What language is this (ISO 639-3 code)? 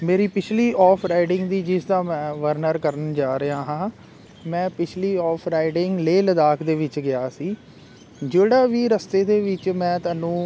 pan